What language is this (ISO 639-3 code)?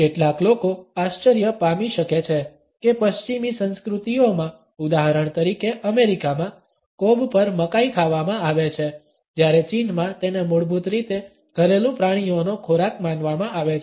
guj